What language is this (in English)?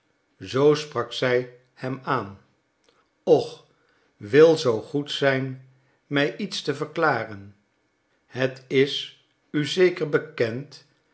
Dutch